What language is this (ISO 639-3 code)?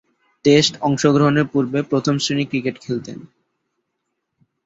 ben